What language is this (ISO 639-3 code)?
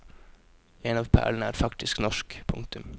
nor